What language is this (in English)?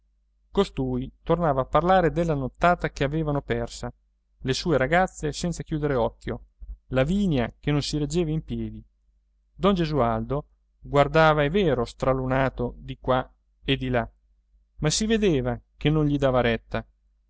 Italian